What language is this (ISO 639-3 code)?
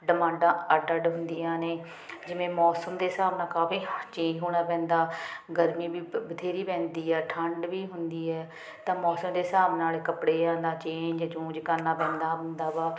pan